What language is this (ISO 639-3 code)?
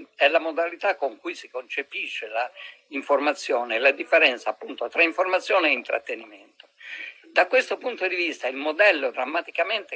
ita